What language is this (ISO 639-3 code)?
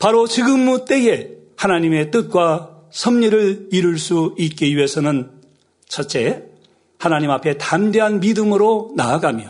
kor